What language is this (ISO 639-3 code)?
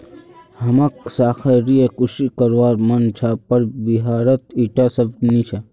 mag